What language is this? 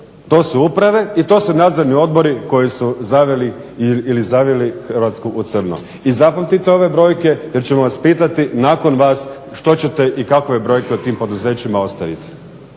Croatian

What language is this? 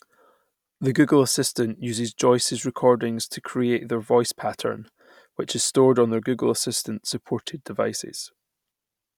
English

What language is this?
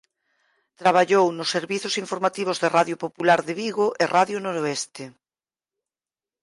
Galician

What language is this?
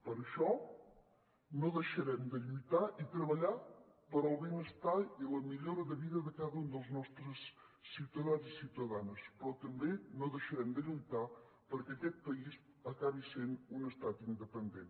Catalan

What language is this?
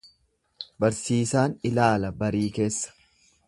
Oromo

